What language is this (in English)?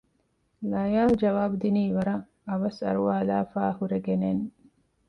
Divehi